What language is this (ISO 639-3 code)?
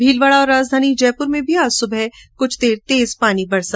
hin